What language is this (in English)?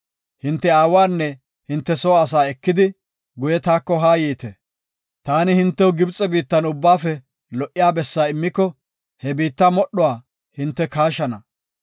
Gofa